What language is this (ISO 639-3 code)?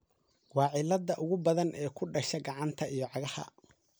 som